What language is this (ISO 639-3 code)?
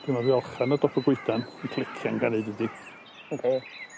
cym